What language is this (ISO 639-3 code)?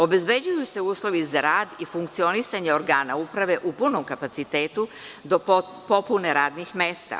srp